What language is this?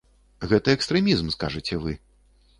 Belarusian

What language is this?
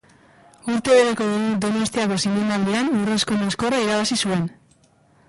Basque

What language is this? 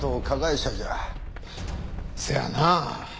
Japanese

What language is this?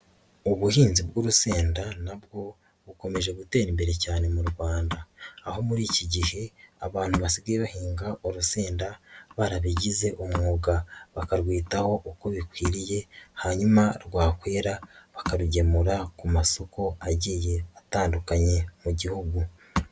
Kinyarwanda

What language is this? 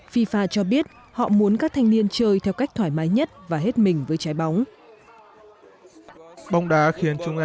Vietnamese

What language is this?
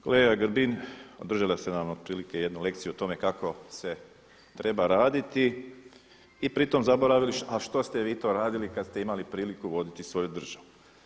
Croatian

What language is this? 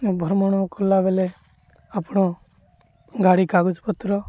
Odia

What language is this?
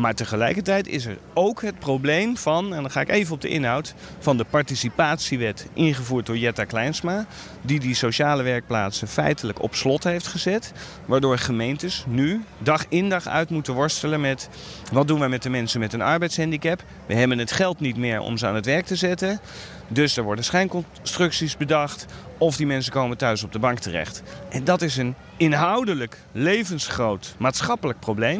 Dutch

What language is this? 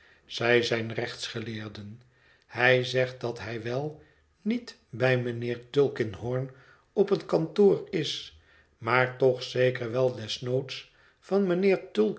Dutch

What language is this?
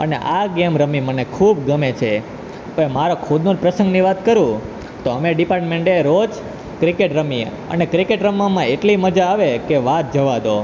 Gujarati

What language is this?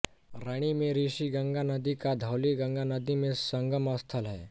Hindi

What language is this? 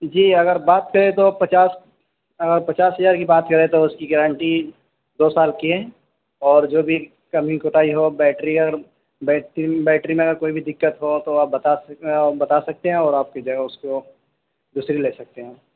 Urdu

